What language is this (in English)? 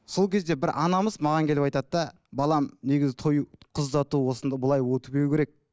Kazakh